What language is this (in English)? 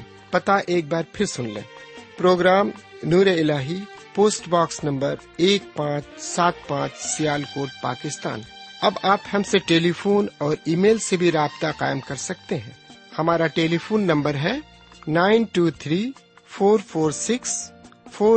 Urdu